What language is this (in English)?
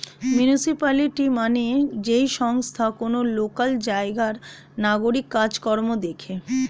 Bangla